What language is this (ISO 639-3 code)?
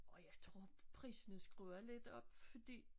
dan